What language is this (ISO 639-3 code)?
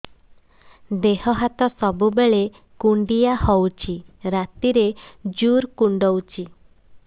ori